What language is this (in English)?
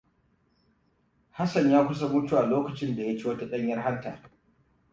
Hausa